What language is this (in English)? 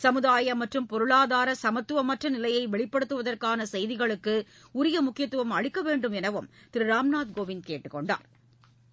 Tamil